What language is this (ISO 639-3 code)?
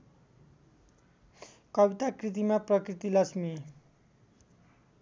nep